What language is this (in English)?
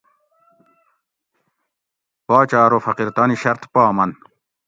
Gawri